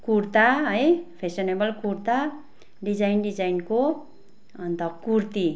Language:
Nepali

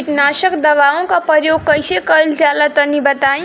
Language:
Bhojpuri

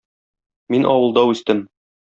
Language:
Tatar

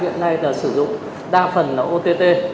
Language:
Vietnamese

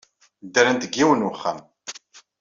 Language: Kabyle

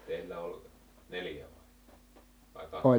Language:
Finnish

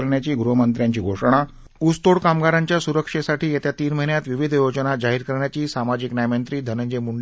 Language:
Marathi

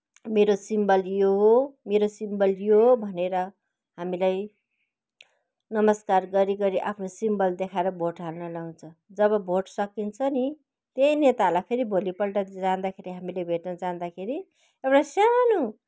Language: Nepali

